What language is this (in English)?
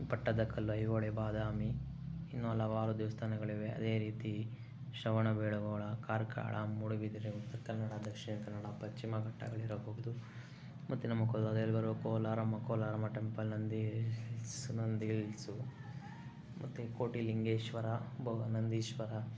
Kannada